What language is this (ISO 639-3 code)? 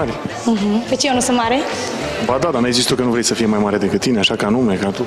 ron